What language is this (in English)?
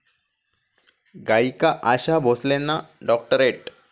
Marathi